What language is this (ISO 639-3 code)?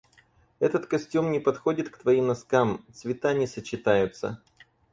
rus